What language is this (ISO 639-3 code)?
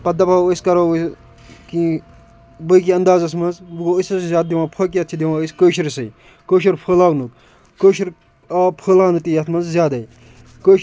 kas